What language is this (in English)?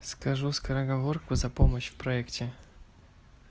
Russian